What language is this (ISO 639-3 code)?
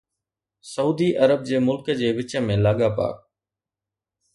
snd